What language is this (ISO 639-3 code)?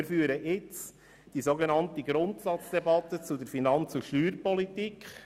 gsw